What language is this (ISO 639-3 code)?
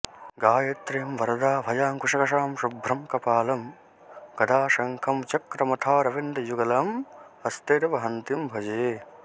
san